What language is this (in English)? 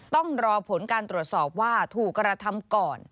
Thai